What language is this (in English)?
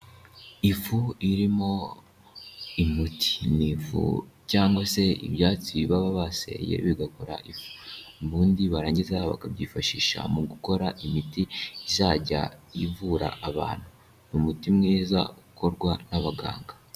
Kinyarwanda